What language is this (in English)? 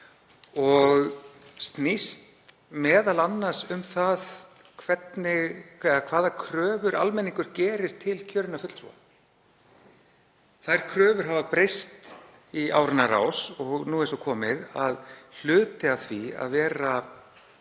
Icelandic